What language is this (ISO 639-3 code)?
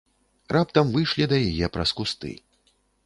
bel